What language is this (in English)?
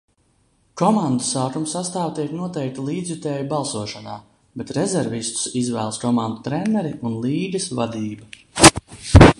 Latvian